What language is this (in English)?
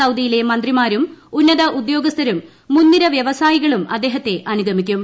Malayalam